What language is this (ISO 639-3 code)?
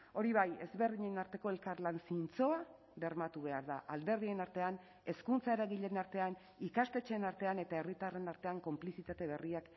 eus